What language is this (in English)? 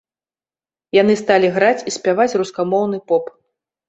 Belarusian